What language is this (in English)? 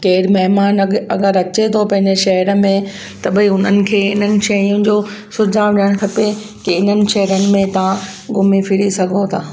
Sindhi